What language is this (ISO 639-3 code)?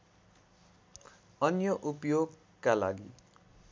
nep